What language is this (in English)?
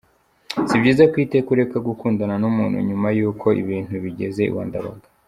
Kinyarwanda